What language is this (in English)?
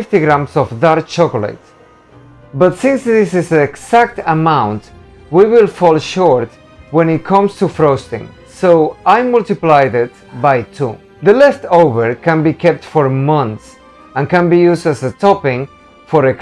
English